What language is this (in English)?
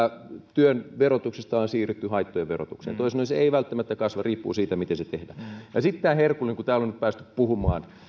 Finnish